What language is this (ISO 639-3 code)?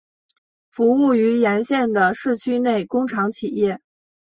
zho